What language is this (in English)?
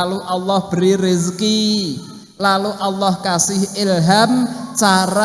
Indonesian